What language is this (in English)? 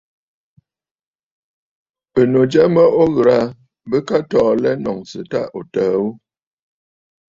Bafut